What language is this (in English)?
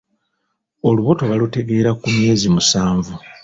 Ganda